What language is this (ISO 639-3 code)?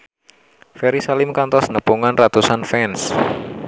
sun